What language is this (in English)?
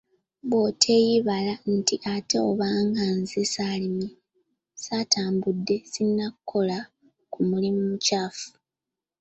Ganda